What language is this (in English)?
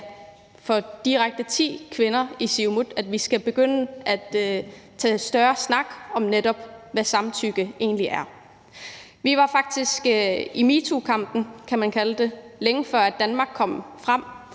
Danish